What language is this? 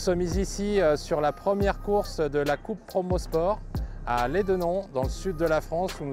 French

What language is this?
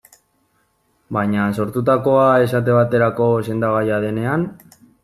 Basque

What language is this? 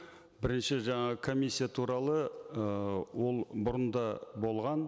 Kazakh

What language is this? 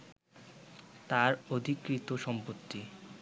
Bangla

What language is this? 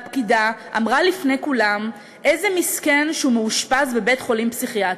Hebrew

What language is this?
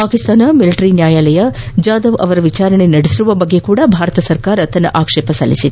Kannada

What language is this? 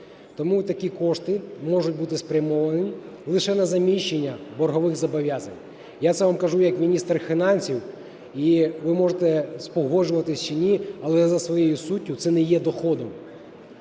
Ukrainian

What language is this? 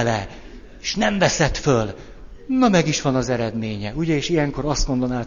Hungarian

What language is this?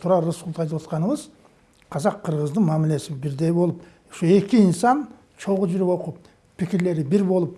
Turkish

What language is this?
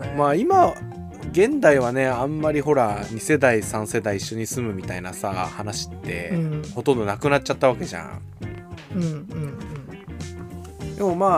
Japanese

